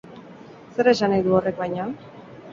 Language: Basque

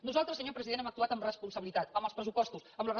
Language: Catalan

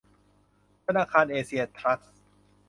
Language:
Thai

